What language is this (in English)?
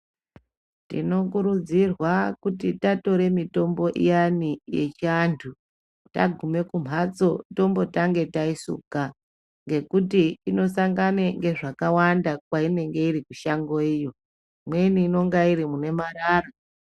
Ndau